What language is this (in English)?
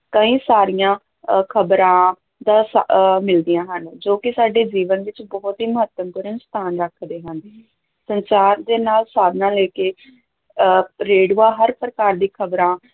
Punjabi